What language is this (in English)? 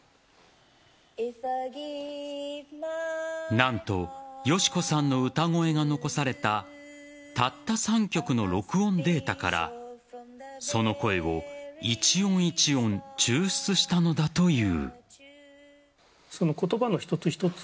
Japanese